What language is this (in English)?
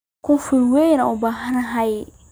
Somali